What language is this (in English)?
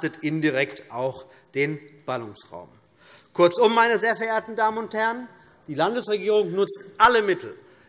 German